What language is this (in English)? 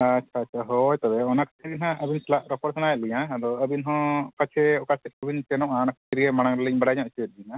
Santali